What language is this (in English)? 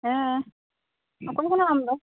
Santali